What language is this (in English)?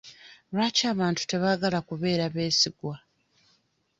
Ganda